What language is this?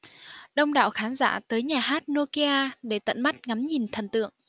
Vietnamese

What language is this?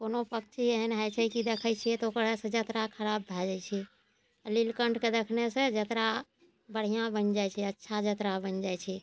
Maithili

